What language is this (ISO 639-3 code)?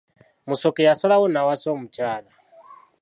lug